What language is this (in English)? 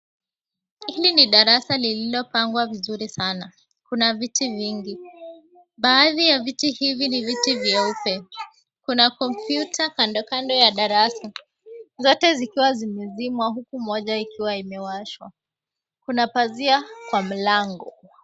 Swahili